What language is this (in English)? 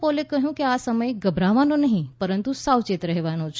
Gujarati